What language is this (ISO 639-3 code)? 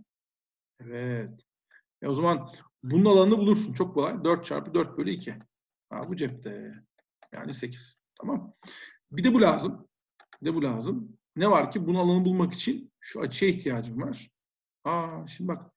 tur